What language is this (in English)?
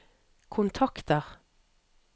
Norwegian